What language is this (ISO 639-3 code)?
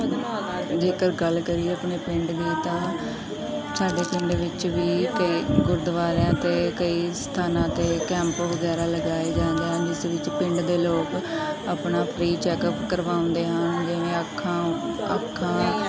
pan